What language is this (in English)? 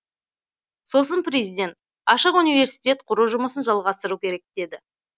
Kazakh